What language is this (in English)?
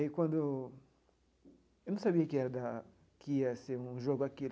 Portuguese